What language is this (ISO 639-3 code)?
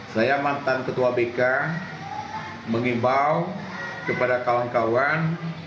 ind